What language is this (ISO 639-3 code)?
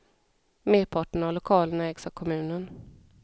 swe